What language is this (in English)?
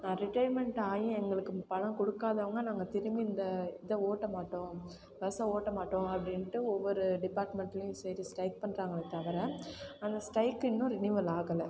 Tamil